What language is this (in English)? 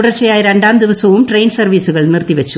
Malayalam